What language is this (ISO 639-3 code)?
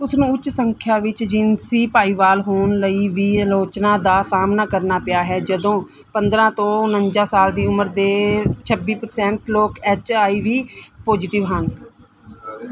pan